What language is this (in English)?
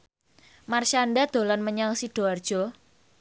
Javanese